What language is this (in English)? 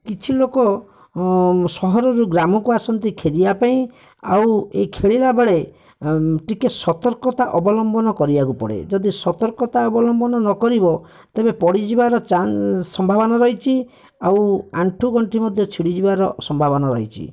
Odia